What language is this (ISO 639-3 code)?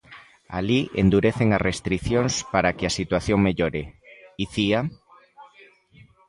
glg